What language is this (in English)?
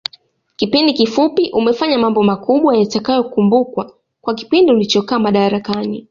Swahili